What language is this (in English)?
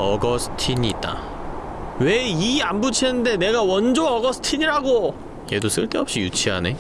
Korean